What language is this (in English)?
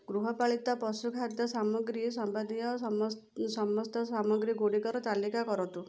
Odia